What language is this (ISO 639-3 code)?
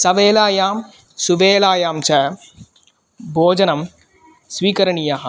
san